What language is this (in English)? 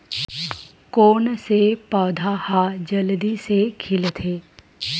Chhattisgarhi